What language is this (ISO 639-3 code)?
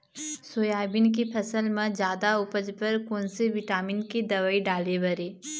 hne